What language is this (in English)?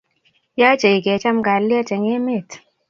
Kalenjin